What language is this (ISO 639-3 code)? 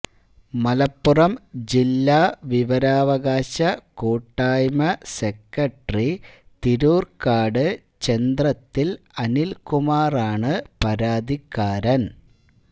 mal